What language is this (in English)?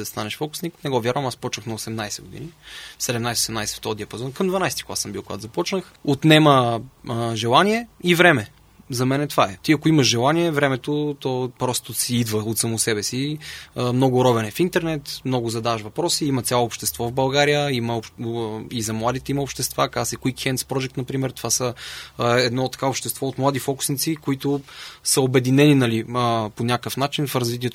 Bulgarian